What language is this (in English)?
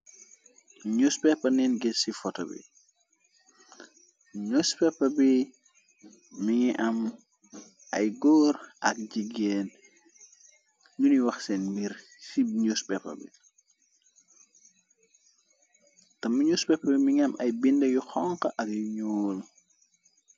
Wolof